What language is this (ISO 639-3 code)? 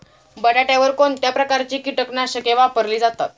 mar